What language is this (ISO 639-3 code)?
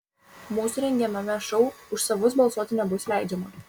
lit